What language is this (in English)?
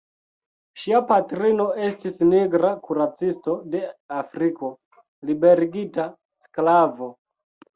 Esperanto